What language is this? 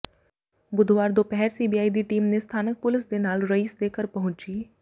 Punjabi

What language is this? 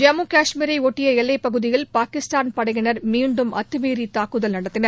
Tamil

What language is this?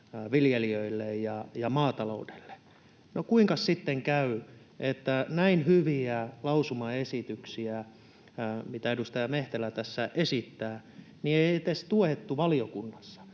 Finnish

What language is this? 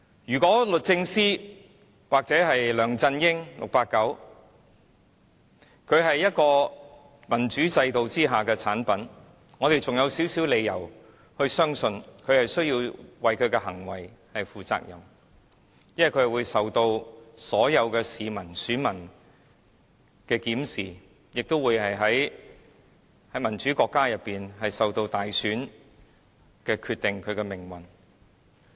Cantonese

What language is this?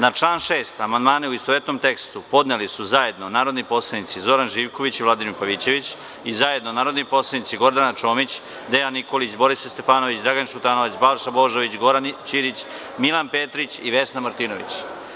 Serbian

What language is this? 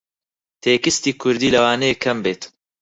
Central Kurdish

